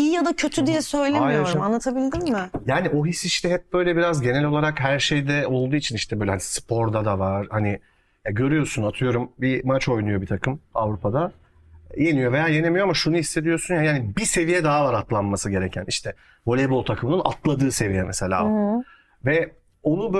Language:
Turkish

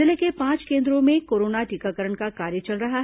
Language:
Hindi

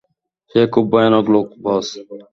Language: Bangla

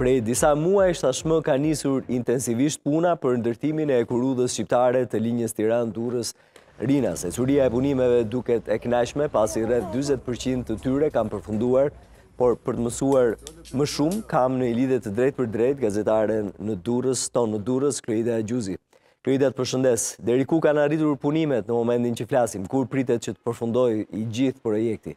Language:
Romanian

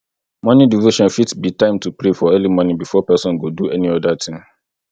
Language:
Nigerian Pidgin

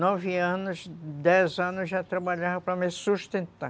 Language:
Portuguese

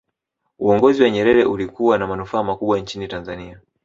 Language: Swahili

